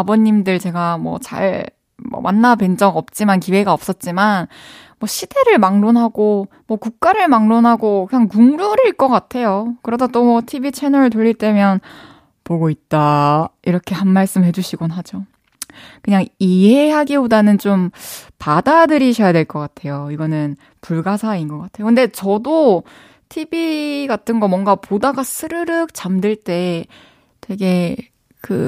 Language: Korean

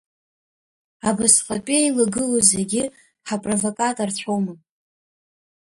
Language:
Abkhazian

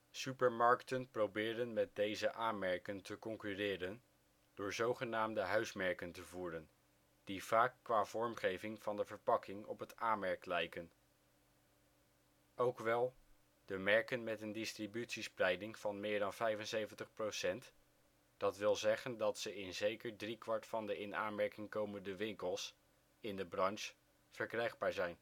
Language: Dutch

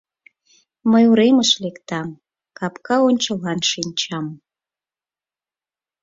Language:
Mari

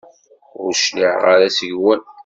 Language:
Kabyle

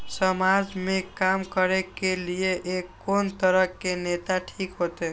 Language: Maithili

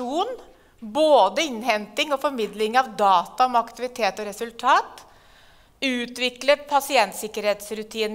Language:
Norwegian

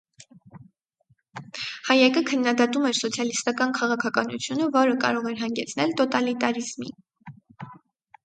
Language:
Armenian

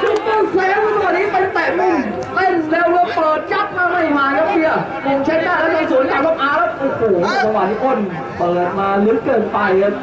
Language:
Thai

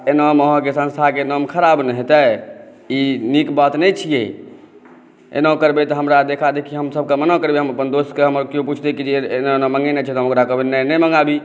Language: Maithili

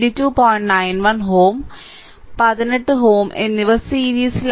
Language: Malayalam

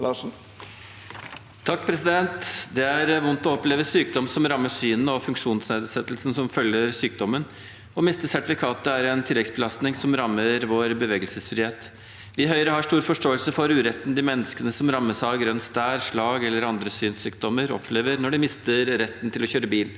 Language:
Norwegian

